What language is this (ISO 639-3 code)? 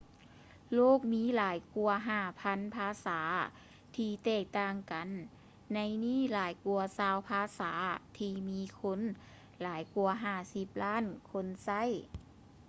lao